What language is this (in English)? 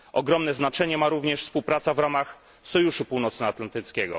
Polish